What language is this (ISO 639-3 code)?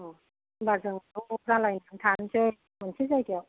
brx